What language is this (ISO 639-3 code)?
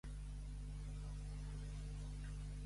cat